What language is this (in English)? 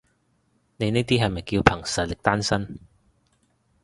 Cantonese